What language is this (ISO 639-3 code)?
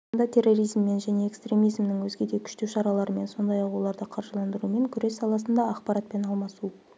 kaz